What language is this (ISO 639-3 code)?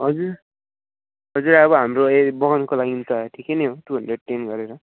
nep